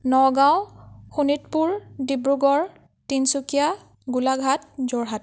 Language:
Assamese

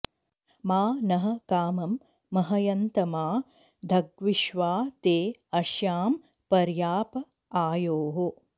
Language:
Sanskrit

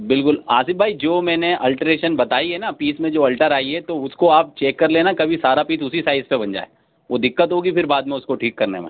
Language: Urdu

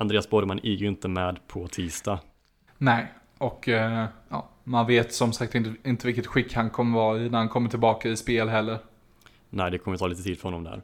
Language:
Swedish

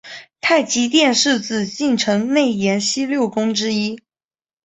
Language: Chinese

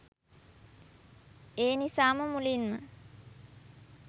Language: Sinhala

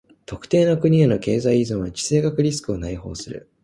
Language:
Japanese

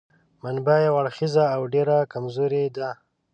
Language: Pashto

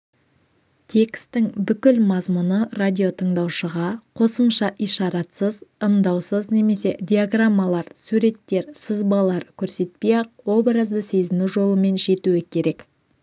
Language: Kazakh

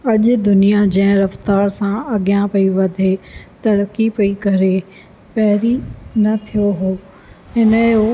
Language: Sindhi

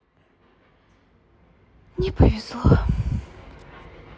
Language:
Russian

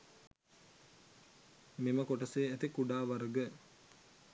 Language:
Sinhala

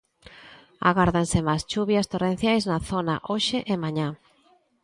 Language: Galician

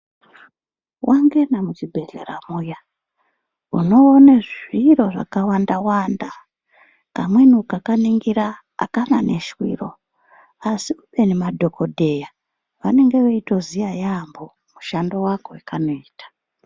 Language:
Ndau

